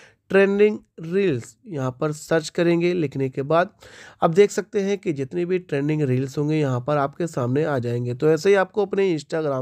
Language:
Hindi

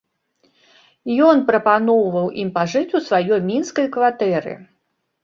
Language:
Belarusian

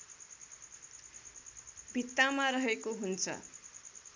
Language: Nepali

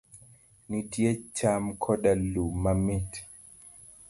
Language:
Luo (Kenya and Tanzania)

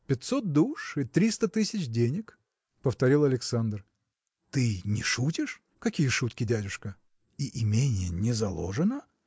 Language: Russian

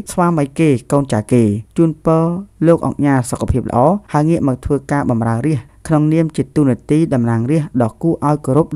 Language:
Thai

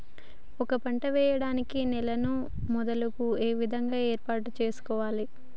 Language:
Telugu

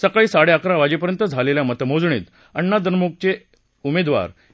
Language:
Marathi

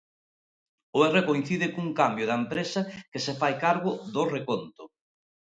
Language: Galician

